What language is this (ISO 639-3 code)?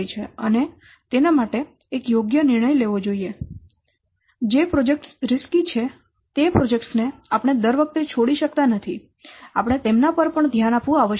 guj